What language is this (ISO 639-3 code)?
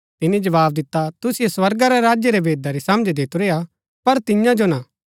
gbk